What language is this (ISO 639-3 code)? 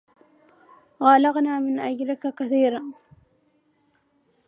ara